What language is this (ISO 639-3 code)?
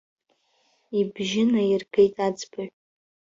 abk